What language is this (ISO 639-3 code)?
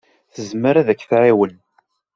kab